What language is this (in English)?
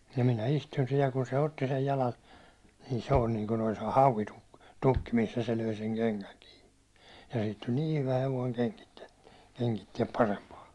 Finnish